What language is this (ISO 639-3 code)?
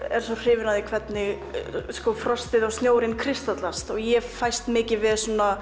isl